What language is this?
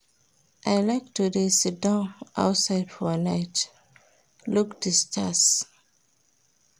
Nigerian Pidgin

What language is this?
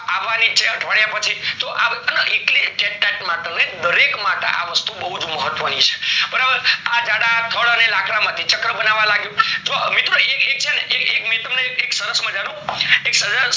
Gujarati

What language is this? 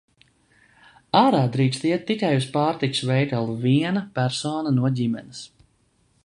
Latvian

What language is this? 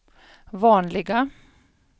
Swedish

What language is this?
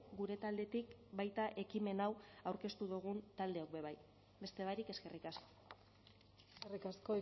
Basque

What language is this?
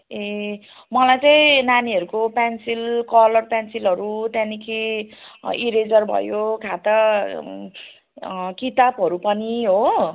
Nepali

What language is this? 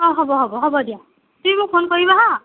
Assamese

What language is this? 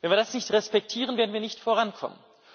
German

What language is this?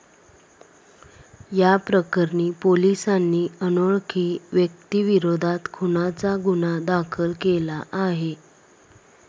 Marathi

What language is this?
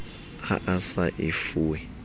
Southern Sotho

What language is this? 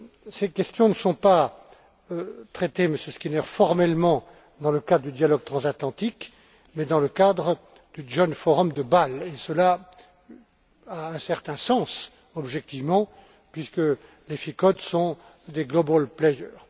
French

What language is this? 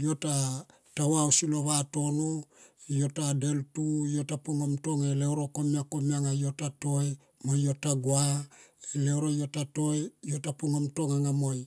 Tomoip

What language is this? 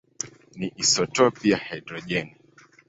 Swahili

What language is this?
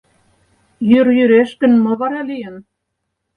Mari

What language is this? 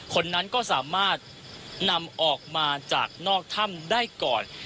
Thai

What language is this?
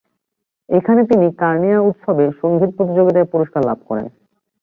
Bangla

